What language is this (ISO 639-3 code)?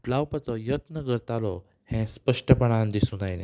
kok